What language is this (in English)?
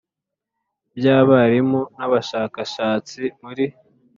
Kinyarwanda